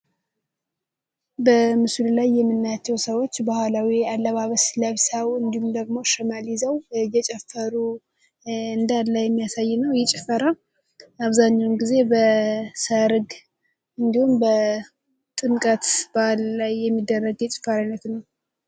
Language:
Amharic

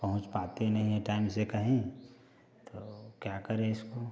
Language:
Hindi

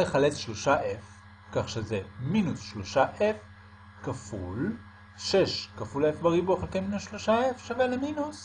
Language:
Hebrew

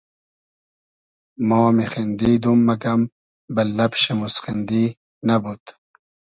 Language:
Hazaragi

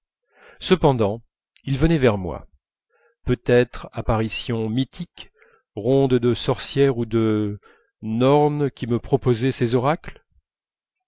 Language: French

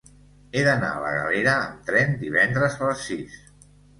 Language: Catalan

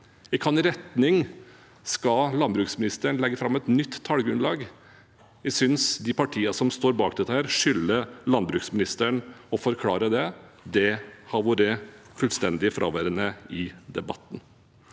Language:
Norwegian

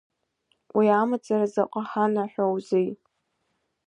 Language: Abkhazian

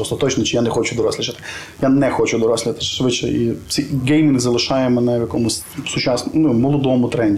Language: Ukrainian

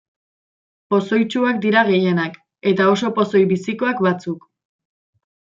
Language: Basque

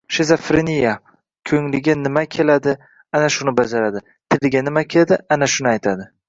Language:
Uzbek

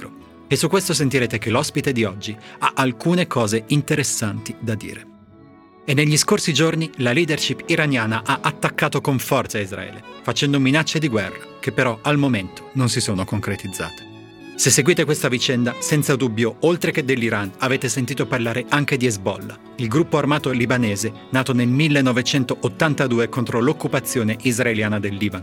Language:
Italian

